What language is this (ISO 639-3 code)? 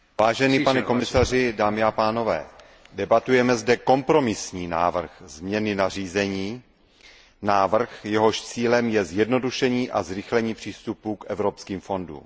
ces